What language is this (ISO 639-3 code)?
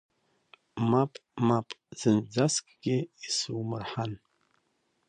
abk